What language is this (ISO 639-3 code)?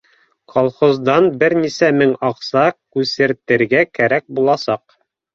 bak